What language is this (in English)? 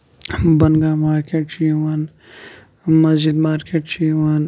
Kashmiri